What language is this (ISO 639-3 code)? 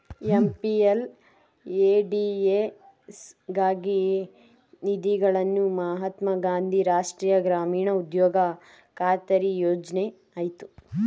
kan